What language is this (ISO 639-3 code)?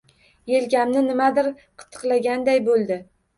uzb